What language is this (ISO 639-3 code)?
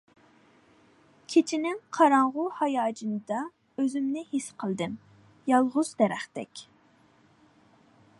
uig